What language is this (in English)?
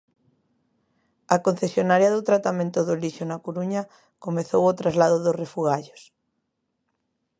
Galician